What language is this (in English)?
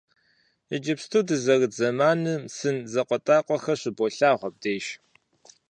Kabardian